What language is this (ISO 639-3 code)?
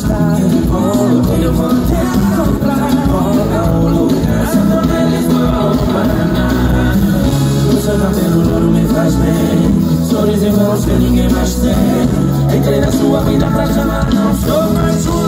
por